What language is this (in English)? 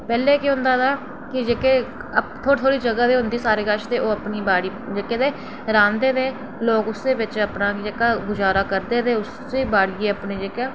Dogri